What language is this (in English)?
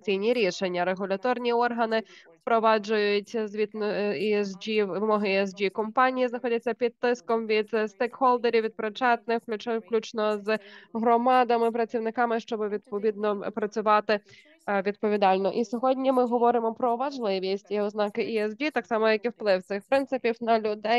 Ukrainian